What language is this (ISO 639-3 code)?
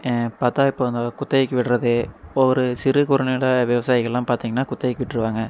tam